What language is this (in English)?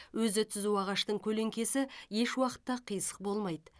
Kazakh